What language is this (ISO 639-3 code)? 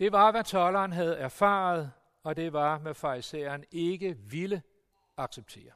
dan